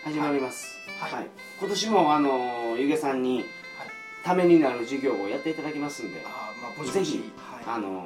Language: Japanese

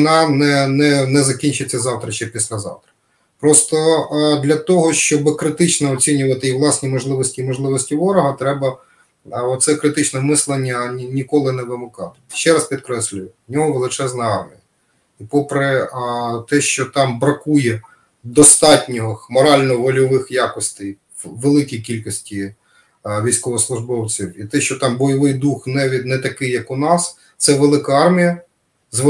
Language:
Ukrainian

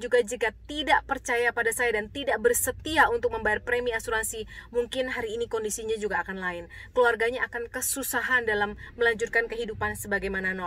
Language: Indonesian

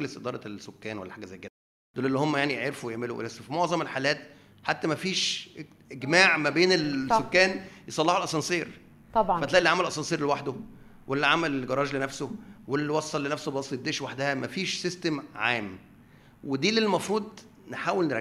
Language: Arabic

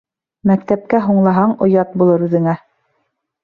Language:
Bashkir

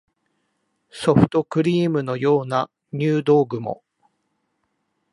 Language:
Japanese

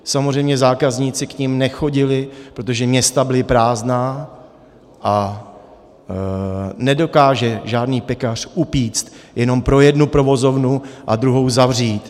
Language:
Czech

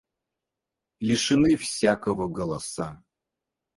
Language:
Russian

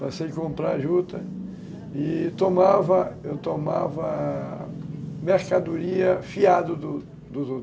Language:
Portuguese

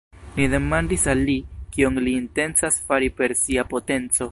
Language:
Esperanto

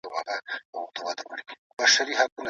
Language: Pashto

